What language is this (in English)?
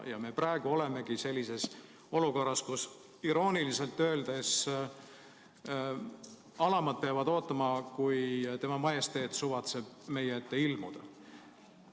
Estonian